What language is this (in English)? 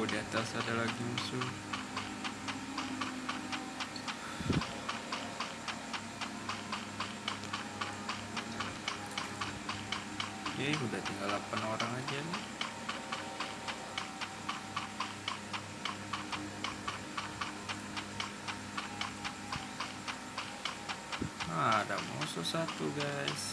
Indonesian